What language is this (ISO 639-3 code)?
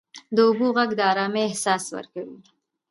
pus